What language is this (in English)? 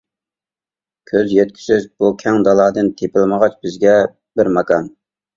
Uyghur